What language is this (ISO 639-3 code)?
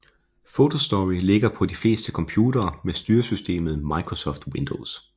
dan